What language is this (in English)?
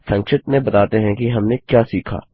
Hindi